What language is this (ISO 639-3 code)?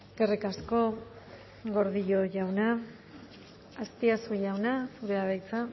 eus